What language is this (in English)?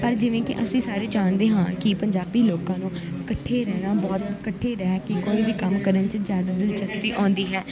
Punjabi